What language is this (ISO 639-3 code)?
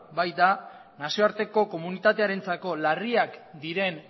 eus